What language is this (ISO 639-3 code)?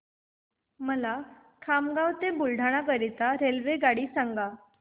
mar